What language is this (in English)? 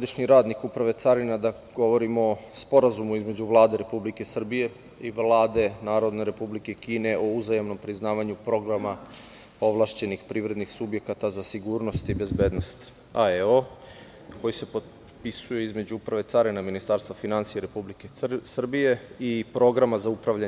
Serbian